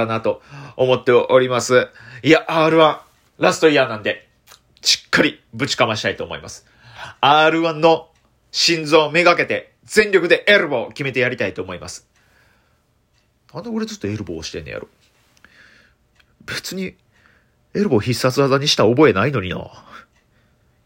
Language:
Japanese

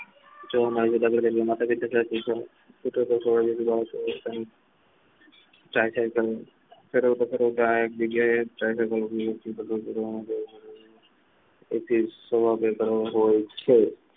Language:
Gujarati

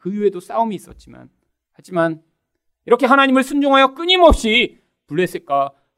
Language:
Korean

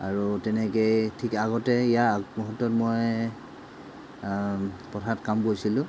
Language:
Assamese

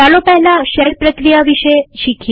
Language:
Gujarati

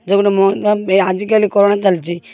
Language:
Odia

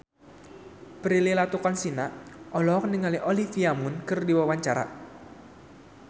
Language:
Sundanese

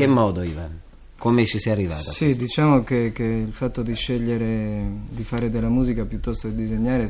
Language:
Italian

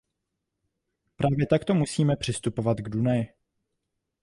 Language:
Czech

